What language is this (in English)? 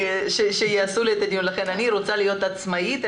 Hebrew